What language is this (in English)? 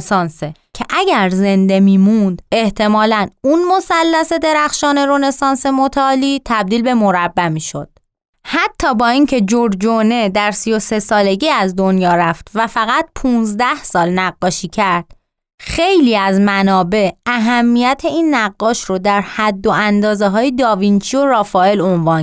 Persian